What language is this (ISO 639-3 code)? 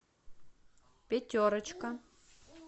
rus